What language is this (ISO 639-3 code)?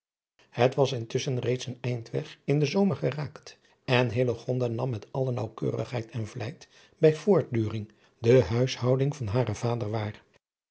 nld